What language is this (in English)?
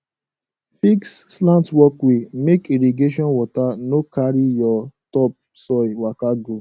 Nigerian Pidgin